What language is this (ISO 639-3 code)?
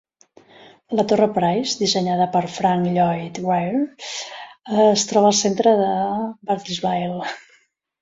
cat